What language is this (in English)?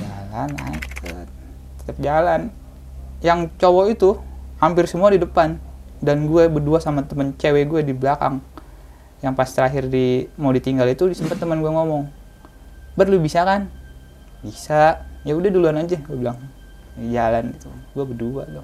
Indonesian